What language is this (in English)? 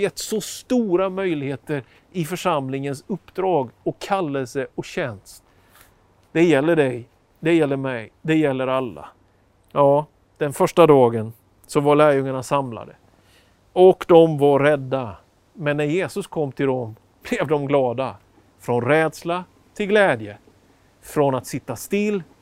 Swedish